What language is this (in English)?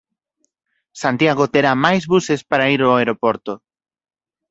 Galician